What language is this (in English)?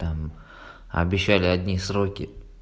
Russian